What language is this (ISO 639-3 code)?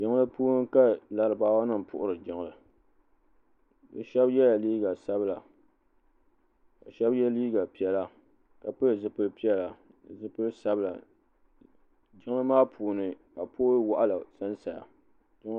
dag